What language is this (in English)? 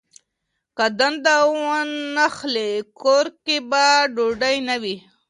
Pashto